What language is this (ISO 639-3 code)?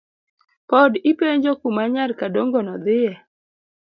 luo